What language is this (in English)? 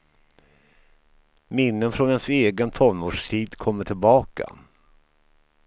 Swedish